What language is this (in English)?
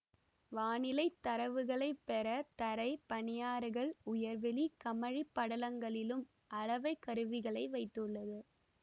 Tamil